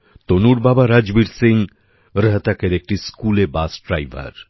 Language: Bangla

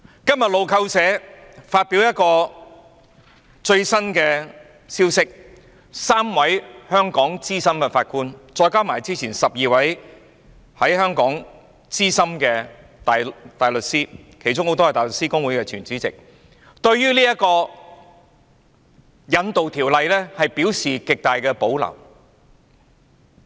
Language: Cantonese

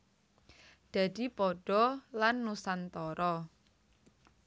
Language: Javanese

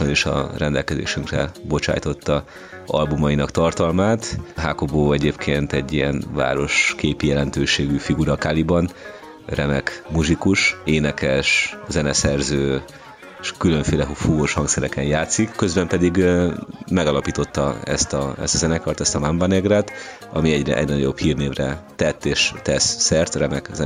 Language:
Hungarian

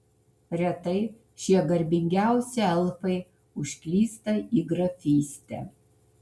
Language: Lithuanian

